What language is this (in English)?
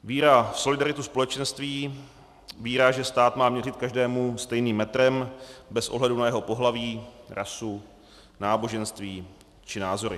Czech